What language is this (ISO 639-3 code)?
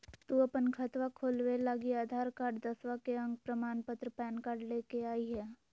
mag